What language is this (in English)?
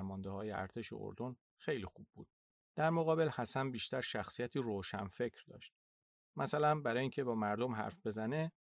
Persian